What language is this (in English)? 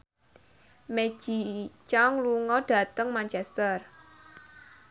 Javanese